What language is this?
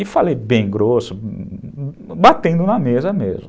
Portuguese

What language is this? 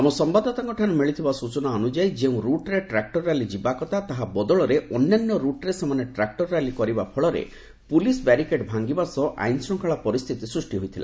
Odia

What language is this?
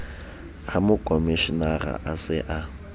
Southern Sotho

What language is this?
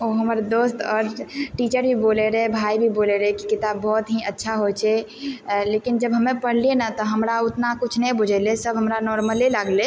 Maithili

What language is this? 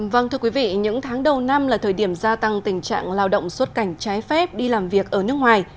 Vietnamese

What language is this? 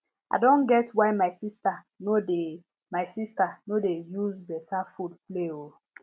Nigerian Pidgin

